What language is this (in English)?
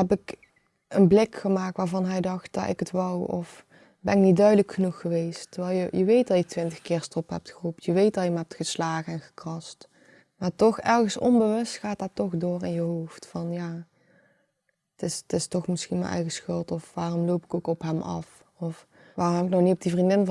Dutch